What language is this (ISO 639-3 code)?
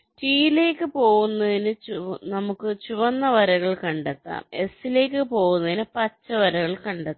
mal